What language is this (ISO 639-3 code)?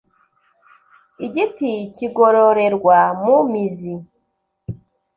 kin